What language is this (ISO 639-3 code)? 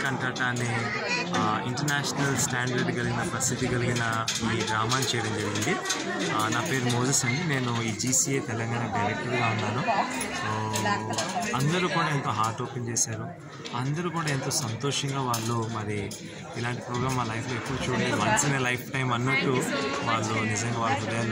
hin